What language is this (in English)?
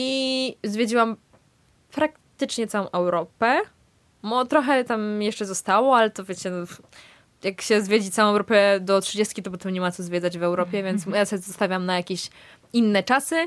Polish